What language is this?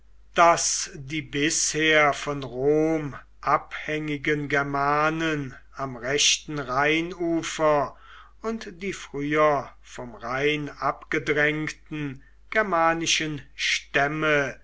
German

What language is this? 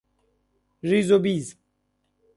Persian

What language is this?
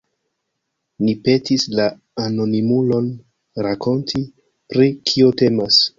Esperanto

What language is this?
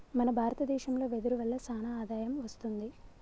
Telugu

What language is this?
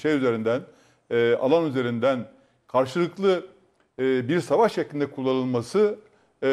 Turkish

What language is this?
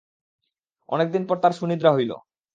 Bangla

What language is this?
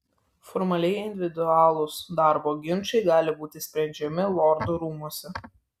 Lithuanian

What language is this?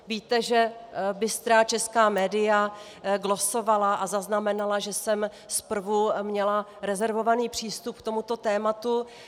Czech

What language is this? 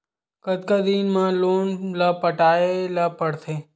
Chhattisgarhi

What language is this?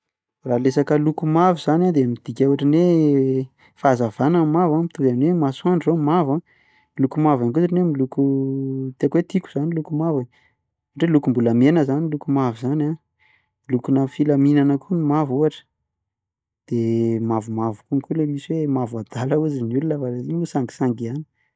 Malagasy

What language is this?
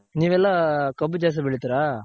Kannada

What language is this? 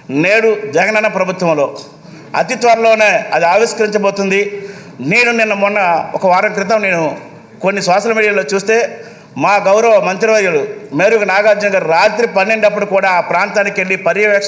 English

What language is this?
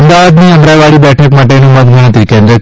Gujarati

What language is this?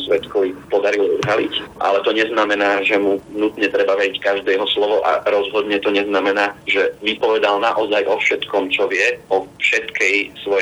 Slovak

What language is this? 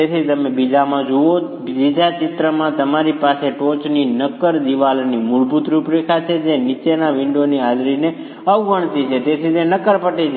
Gujarati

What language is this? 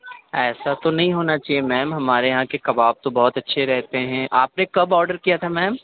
Urdu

